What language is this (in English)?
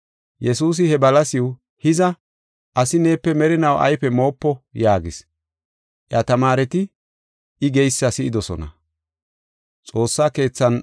Gofa